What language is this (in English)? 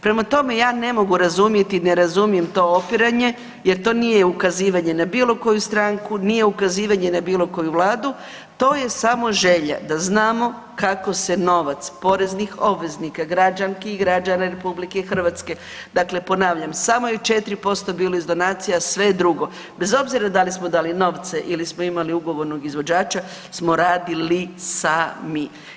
Croatian